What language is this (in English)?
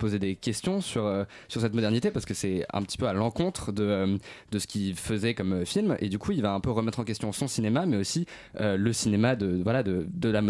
French